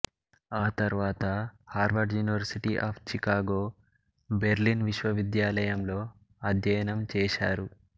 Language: Telugu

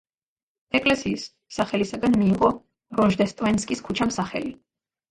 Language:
Georgian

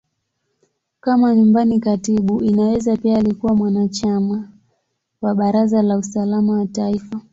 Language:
Swahili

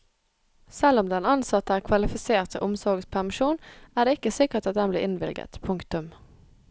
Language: Norwegian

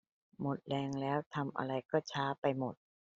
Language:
Thai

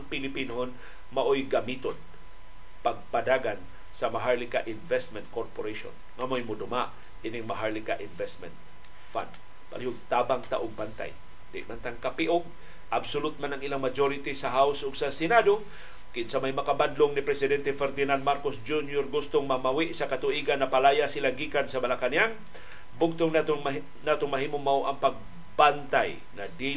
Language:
Filipino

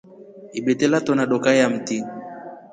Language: Rombo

